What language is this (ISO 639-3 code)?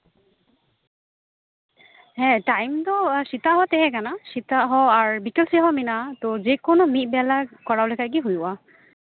sat